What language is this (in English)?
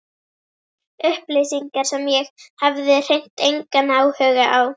Icelandic